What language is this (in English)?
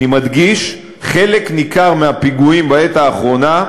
Hebrew